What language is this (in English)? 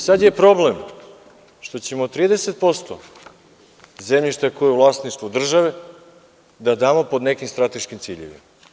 Serbian